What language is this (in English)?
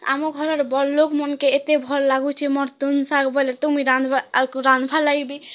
Odia